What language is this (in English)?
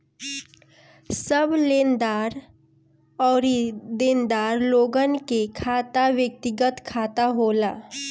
Bhojpuri